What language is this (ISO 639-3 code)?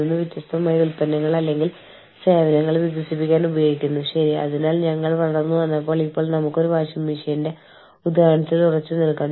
mal